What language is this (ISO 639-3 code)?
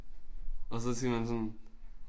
dan